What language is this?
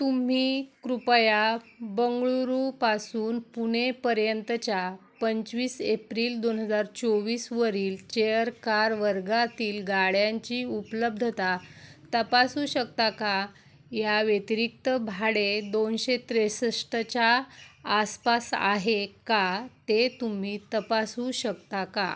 Marathi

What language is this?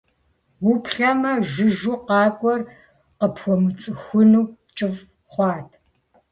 Kabardian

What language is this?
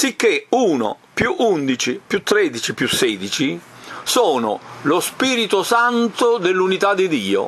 Italian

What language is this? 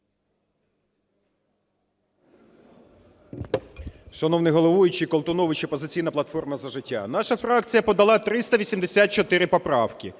Ukrainian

